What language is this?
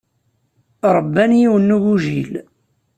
Kabyle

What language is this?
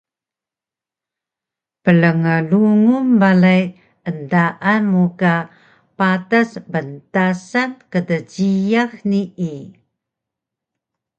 Taroko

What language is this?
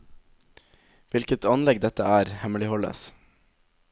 Norwegian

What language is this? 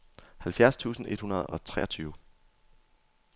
Danish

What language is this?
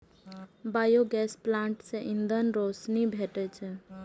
Maithili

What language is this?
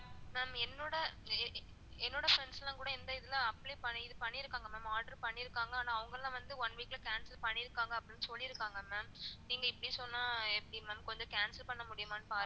Tamil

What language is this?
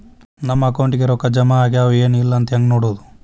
Kannada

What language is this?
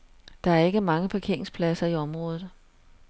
Danish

